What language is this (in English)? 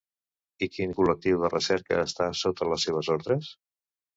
Catalan